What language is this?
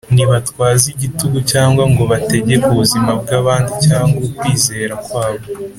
Kinyarwanda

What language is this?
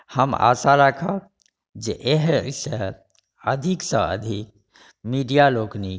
Maithili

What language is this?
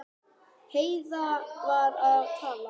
Icelandic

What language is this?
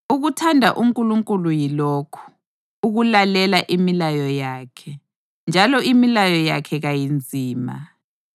North Ndebele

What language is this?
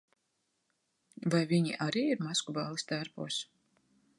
Latvian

